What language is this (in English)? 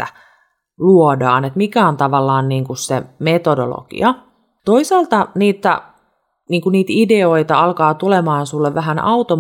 Finnish